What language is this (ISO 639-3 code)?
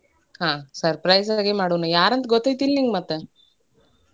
kan